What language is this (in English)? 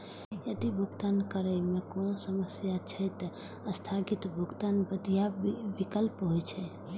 Maithili